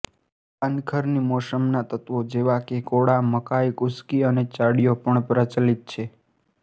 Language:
Gujarati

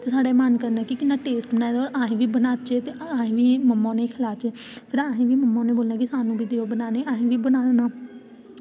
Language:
Dogri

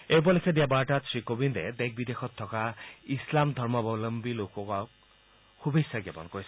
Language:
Assamese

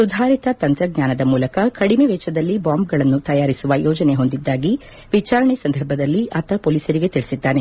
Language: Kannada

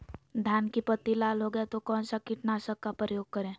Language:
Magahi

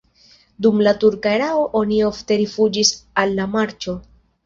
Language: Esperanto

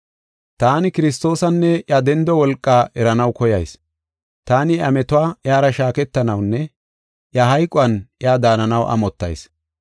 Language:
Gofa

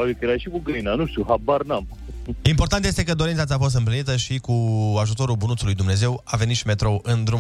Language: Romanian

